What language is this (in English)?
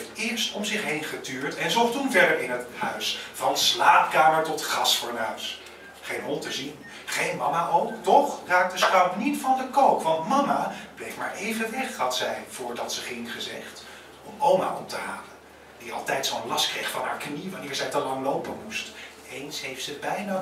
Dutch